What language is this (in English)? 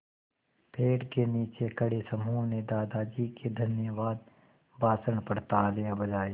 Hindi